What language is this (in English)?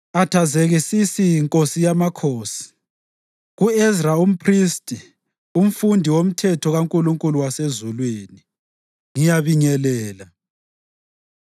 North Ndebele